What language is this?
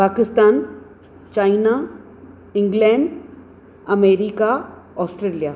Sindhi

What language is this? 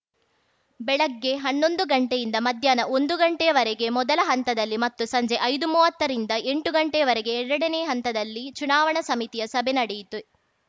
Kannada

